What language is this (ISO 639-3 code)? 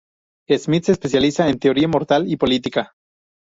spa